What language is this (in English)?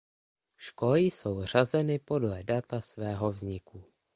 Czech